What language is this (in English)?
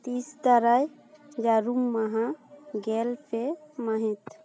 Santali